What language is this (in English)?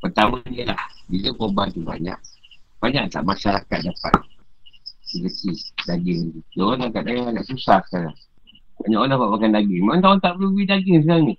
Malay